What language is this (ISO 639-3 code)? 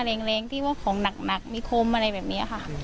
tha